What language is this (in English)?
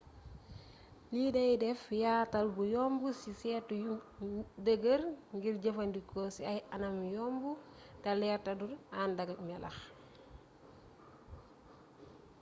Wolof